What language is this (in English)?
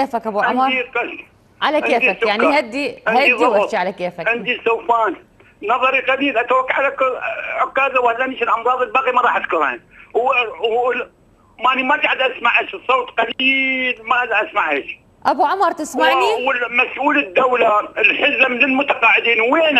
Arabic